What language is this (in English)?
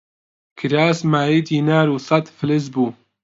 Central Kurdish